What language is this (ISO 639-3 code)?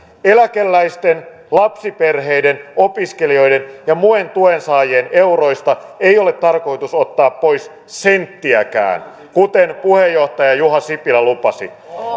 fin